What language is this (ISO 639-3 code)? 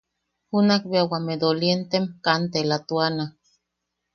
yaq